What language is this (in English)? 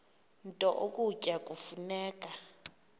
Xhosa